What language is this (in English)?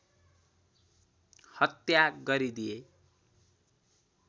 Nepali